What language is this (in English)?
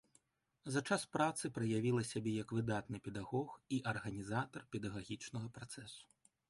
Belarusian